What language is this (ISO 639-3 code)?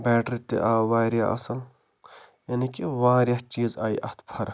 kas